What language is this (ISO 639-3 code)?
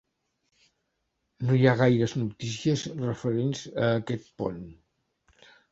cat